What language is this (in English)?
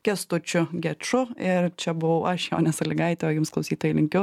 Lithuanian